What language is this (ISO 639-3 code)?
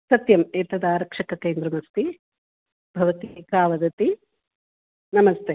san